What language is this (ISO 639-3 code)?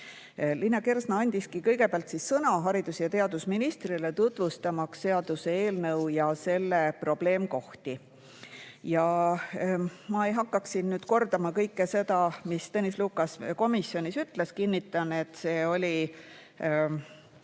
est